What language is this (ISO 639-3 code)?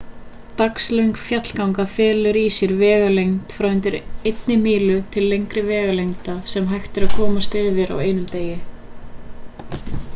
isl